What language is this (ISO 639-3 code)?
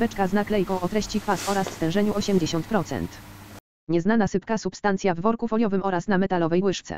pol